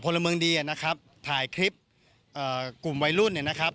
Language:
Thai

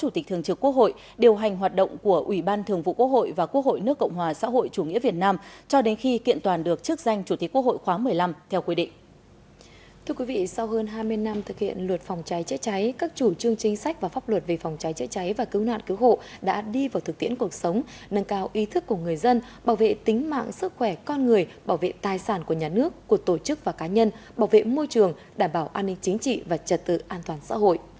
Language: Vietnamese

